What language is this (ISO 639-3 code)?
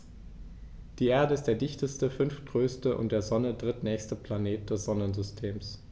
deu